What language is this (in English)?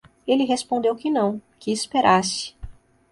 Portuguese